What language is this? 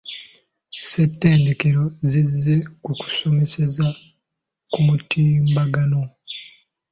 Ganda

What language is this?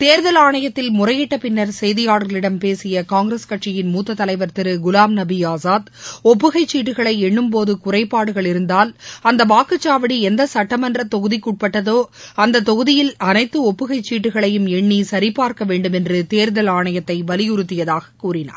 Tamil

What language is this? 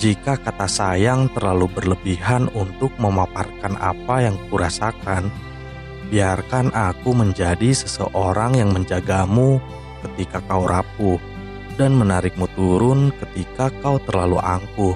Indonesian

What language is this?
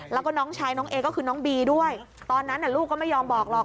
Thai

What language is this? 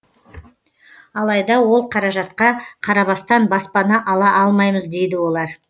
Kazakh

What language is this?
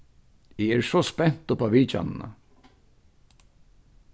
Faroese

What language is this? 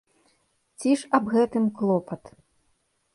Belarusian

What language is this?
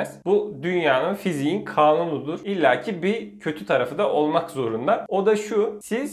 Turkish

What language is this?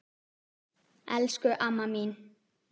Icelandic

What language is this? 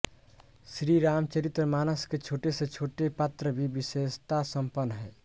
Hindi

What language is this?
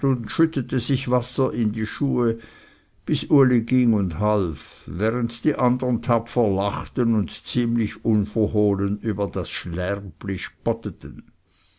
German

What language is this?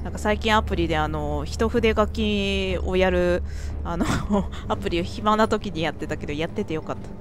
Japanese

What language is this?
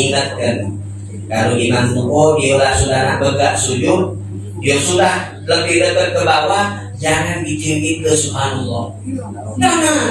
Indonesian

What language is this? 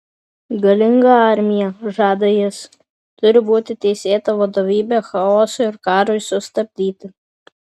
Lithuanian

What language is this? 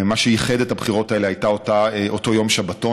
Hebrew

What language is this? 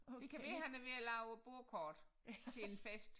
Danish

